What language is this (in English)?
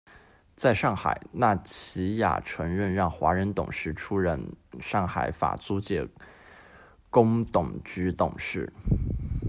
Chinese